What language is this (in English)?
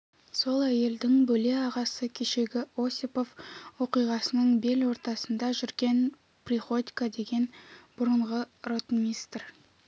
Kazakh